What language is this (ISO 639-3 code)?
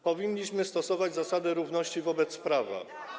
pol